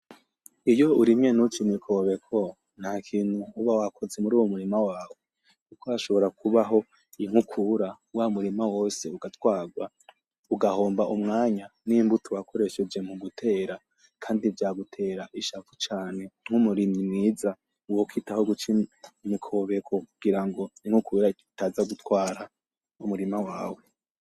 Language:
Rundi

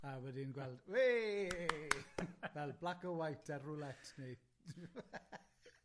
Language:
Welsh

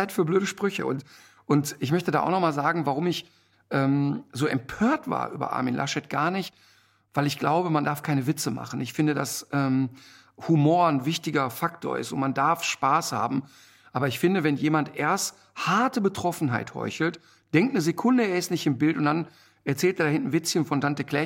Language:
German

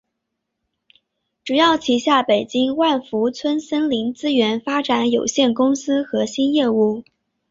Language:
Chinese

